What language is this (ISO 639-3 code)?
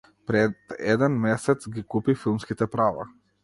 mkd